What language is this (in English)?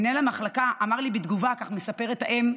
Hebrew